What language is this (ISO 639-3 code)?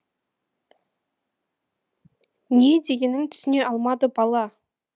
kaz